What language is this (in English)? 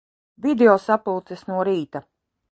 Latvian